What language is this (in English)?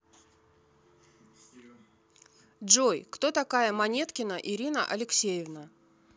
Russian